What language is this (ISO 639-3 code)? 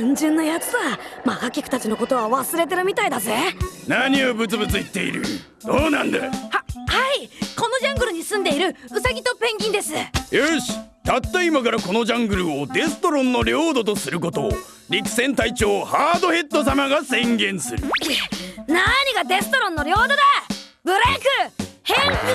jpn